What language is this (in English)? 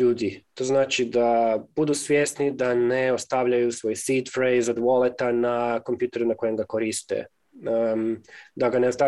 Croatian